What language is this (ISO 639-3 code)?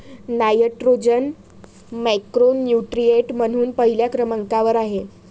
mar